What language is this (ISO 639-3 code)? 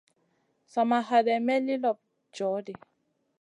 mcn